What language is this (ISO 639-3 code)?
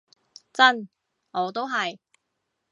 yue